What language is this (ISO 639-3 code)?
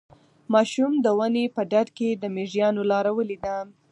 pus